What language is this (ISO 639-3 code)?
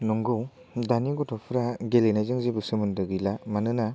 brx